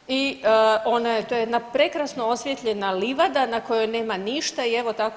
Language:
Croatian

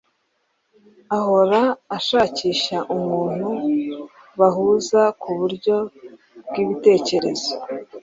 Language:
Kinyarwanda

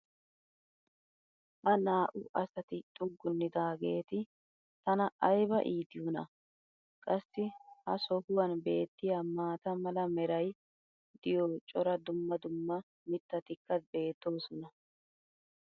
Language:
Wolaytta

